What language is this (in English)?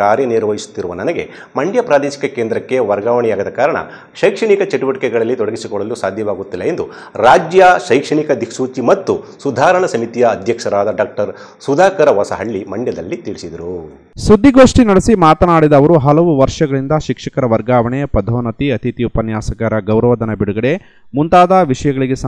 Kannada